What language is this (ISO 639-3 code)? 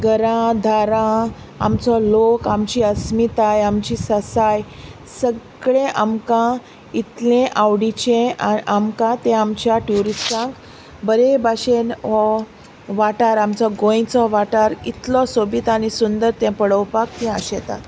kok